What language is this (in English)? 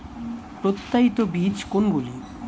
Bangla